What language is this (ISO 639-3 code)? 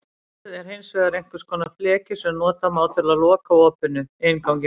isl